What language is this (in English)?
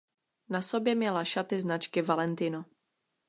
Czech